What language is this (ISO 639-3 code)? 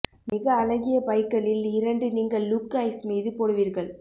tam